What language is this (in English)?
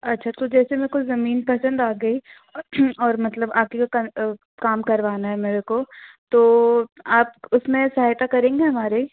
Hindi